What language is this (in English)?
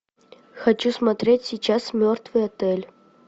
Russian